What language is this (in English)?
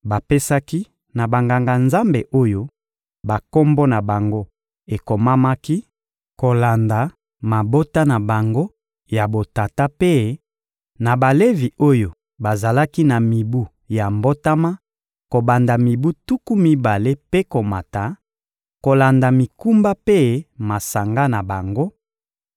Lingala